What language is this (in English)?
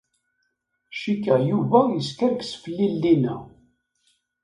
Kabyle